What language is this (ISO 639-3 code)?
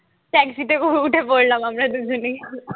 ben